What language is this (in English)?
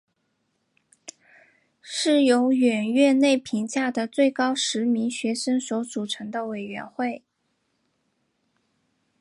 Chinese